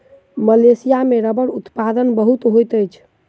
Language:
Maithili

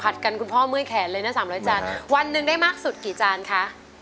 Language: Thai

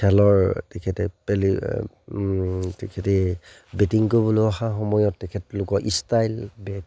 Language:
Assamese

